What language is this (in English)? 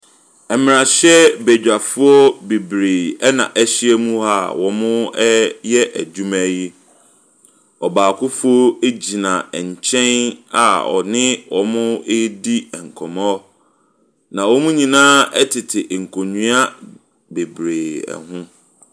Akan